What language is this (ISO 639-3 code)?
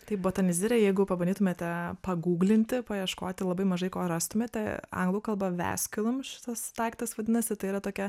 lit